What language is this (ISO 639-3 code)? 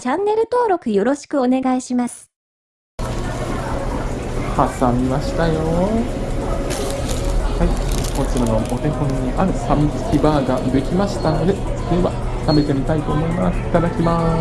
jpn